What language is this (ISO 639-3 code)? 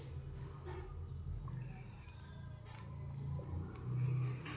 kan